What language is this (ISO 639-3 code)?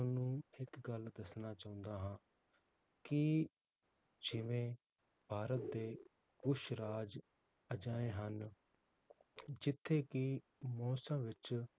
pan